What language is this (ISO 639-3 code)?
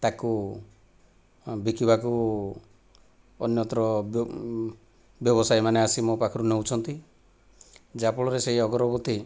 ori